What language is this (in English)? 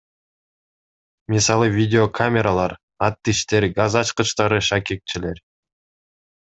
Kyrgyz